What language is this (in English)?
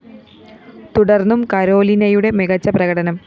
Malayalam